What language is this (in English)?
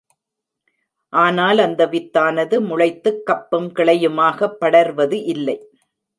Tamil